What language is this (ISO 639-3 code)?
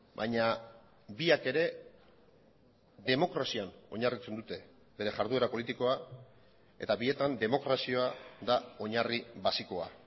eus